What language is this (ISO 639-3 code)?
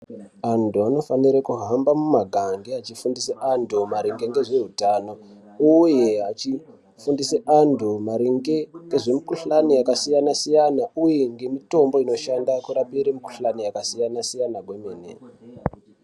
ndc